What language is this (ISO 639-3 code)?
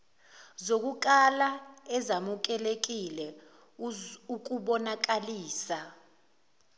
zul